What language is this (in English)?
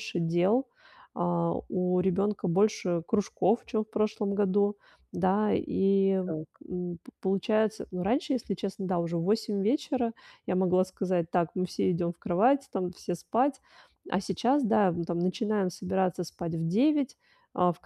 Russian